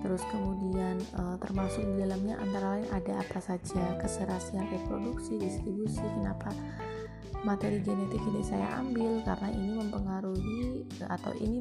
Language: Indonesian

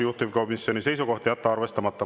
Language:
Estonian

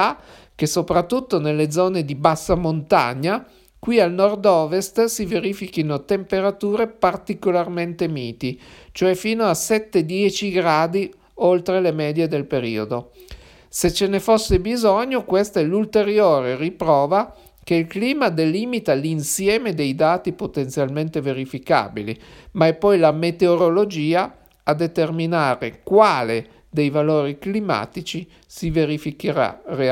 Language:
Italian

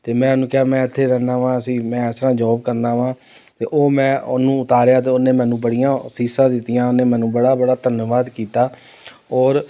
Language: Punjabi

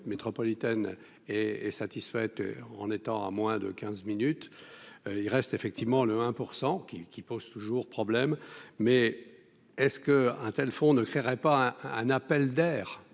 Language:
French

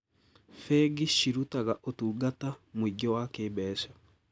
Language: Kikuyu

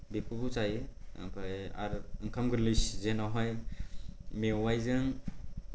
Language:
Bodo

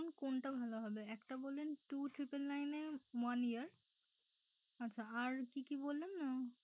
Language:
Bangla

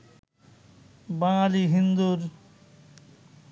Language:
Bangla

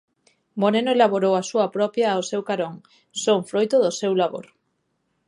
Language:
Galician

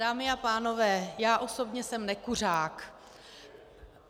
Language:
Czech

